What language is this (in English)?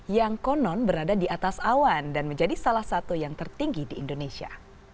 Indonesian